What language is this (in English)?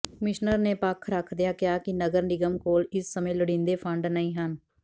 Punjabi